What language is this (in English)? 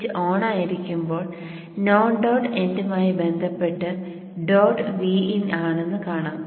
Malayalam